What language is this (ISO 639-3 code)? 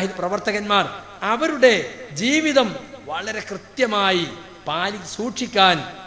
ara